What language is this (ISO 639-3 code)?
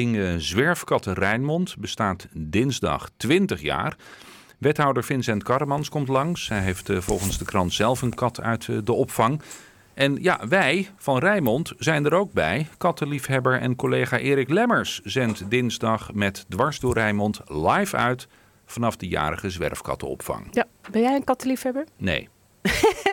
nld